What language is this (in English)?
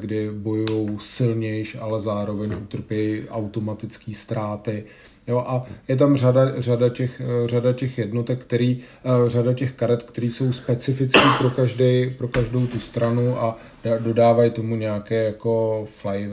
Czech